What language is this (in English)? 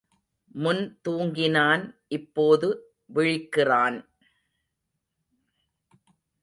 Tamil